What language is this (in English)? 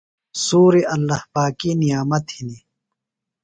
Phalura